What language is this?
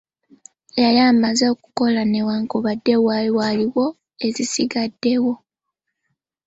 Ganda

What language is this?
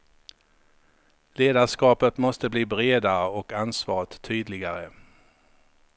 Swedish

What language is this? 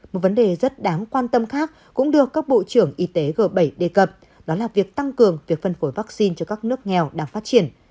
Vietnamese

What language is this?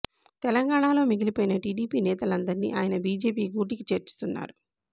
Telugu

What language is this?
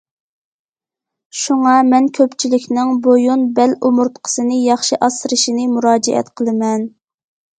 Uyghur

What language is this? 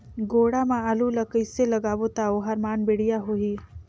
Chhattisgarhi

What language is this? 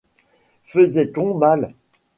French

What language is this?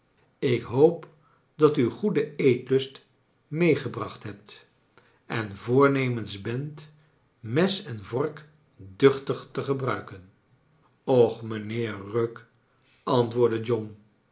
Dutch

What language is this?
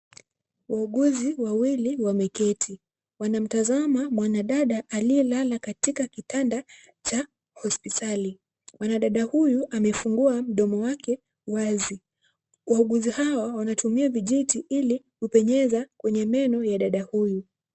Swahili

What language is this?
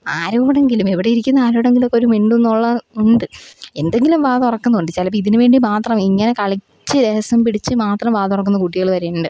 Malayalam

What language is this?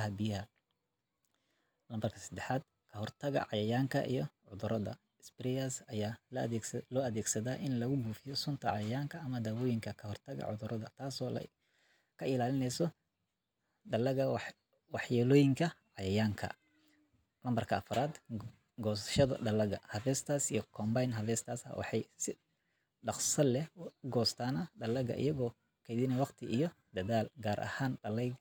Somali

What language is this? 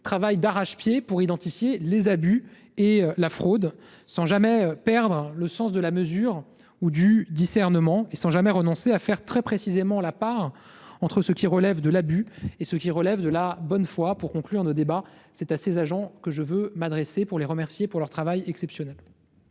French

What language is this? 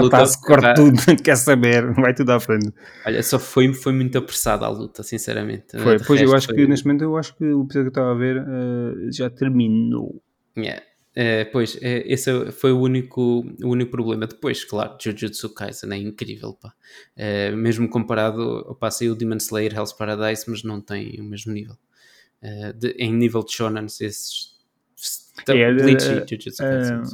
Portuguese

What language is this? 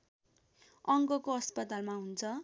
Nepali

